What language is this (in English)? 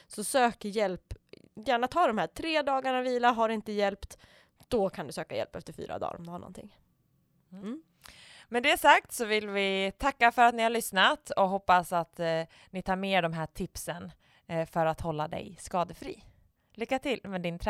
Swedish